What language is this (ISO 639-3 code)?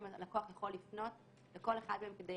heb